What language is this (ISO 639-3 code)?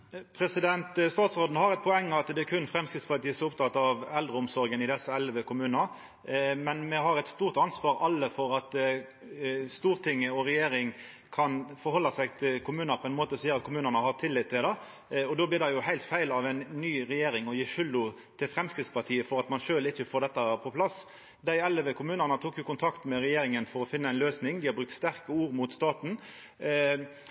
nor